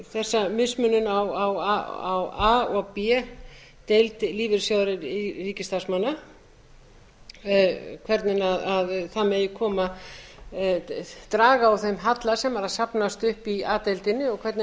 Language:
Icelandic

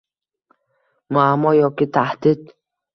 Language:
Uzbek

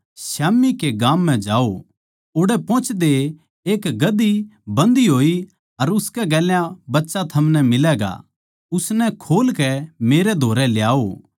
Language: Haryanvi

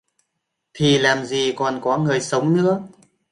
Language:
Vietnamese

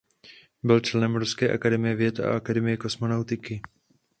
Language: Czech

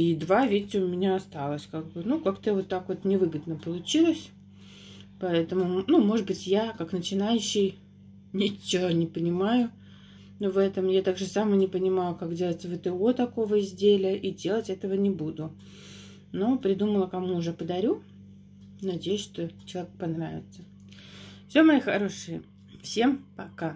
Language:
Russian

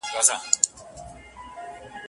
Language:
Pashto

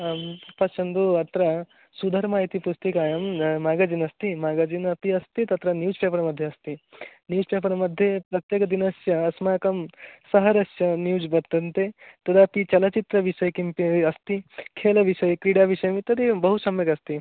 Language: Sanskrit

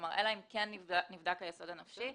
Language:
Hebrew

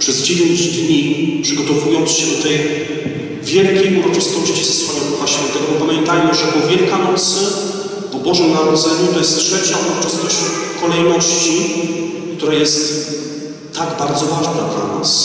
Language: Polish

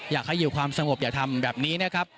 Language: Thai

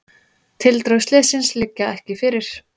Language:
Icelandic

